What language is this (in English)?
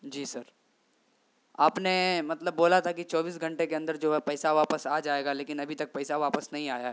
Urdu